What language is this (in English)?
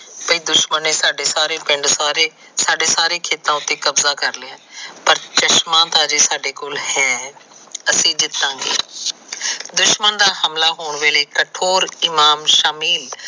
Punjabi